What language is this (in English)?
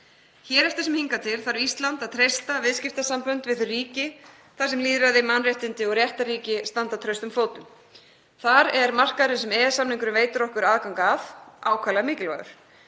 Icelandic